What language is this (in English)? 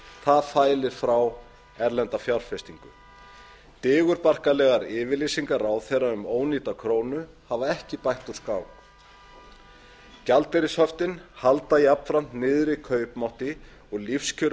Icelandic